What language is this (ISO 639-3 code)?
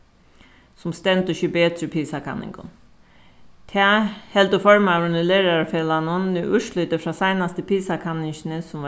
fao